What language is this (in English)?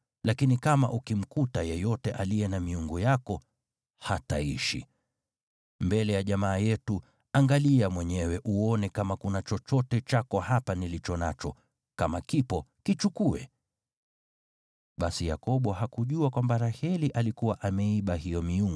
Swahili